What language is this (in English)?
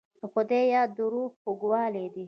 Pashto